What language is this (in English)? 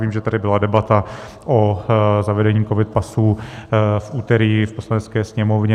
Czech